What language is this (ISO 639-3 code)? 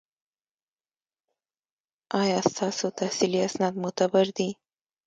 pus